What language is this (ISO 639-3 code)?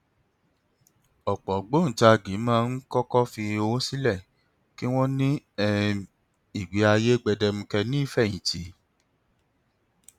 yor